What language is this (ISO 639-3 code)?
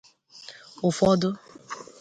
ibo